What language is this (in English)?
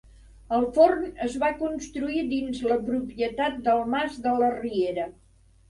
Catalan